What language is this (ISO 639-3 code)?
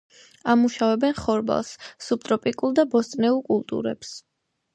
kat